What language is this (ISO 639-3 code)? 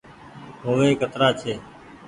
gig